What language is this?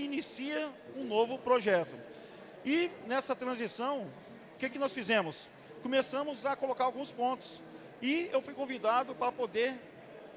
Portuguese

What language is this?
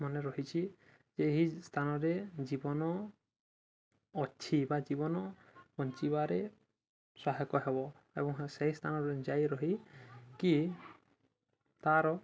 Odia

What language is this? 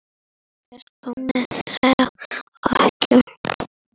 Icelandic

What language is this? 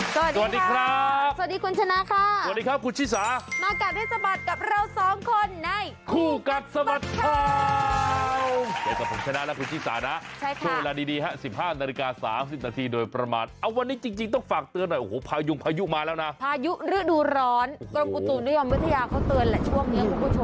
Thai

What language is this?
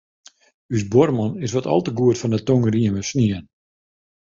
Western Frisian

